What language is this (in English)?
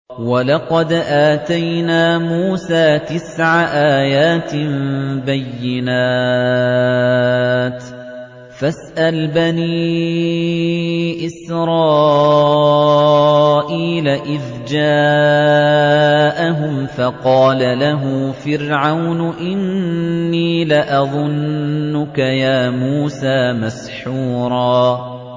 Arabic